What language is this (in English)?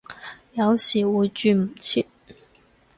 Cantonese